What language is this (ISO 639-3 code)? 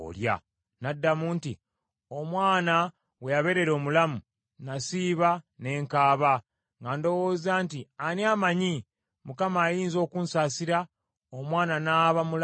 lug